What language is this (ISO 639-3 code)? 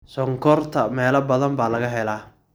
som